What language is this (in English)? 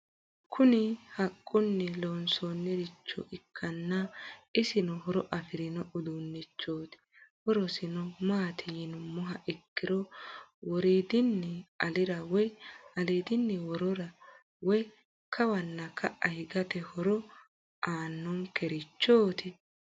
Sidamo